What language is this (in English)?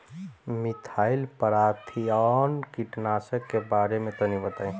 Bhojpuri